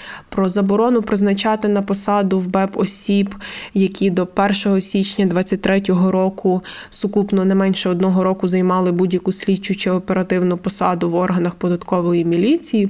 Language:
Ukrainian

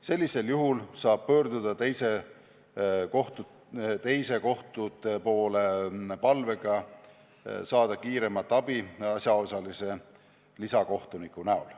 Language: Estonian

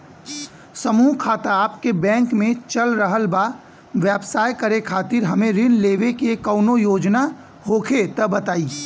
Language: Bhojpuri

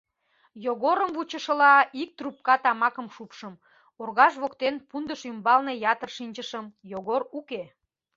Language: Mari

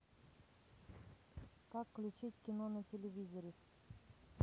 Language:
Russian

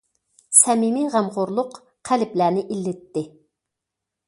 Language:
Uyghur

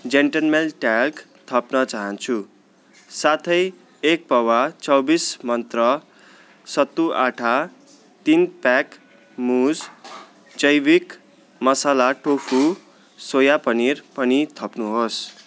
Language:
Nepali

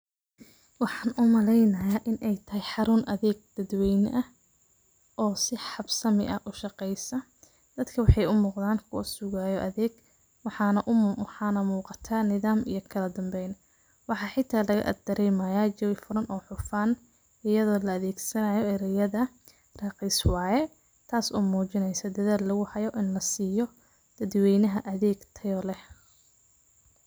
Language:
Somali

